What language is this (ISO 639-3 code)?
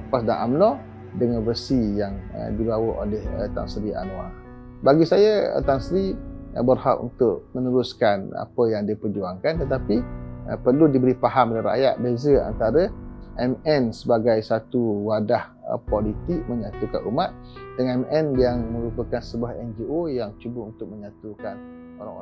msa